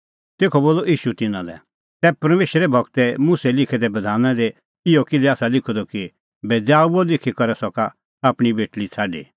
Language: Kullu Pahari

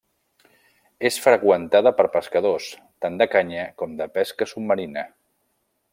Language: Catalan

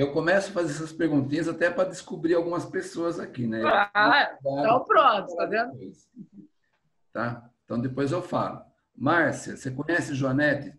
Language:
Portuguese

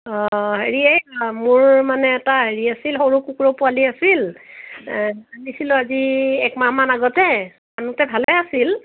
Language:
Assamese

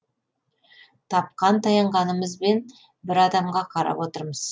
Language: Kazakh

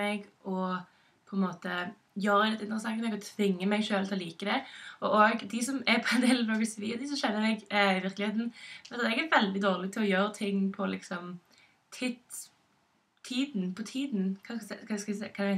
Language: Norwegian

